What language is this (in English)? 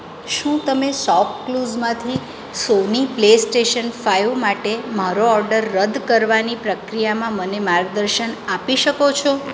Gujarati